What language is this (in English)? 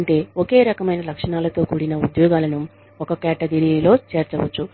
Telugu